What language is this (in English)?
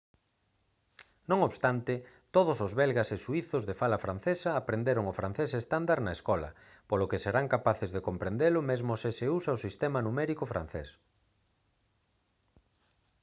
Galician